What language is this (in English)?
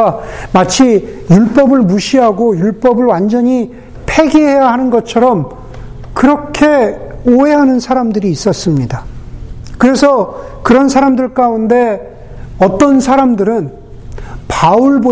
Korean